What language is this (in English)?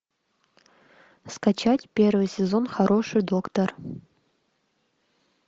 Russian